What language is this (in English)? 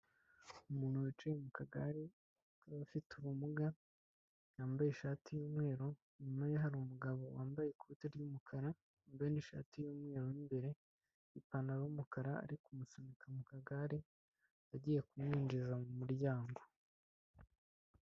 Kinyarwanda